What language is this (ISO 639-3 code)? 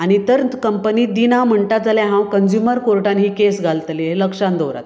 kok